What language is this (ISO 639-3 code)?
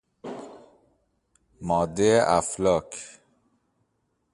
fas